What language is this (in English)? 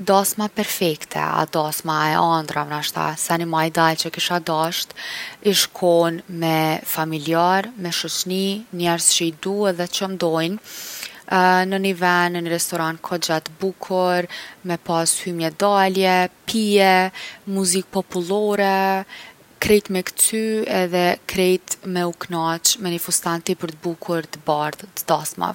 Gheg Albanian